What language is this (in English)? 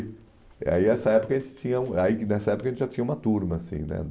Portuguese